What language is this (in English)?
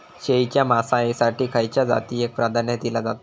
Marathi